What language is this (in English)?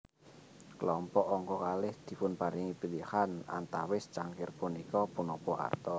Javanese